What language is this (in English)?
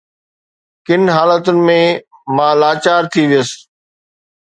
Sindhi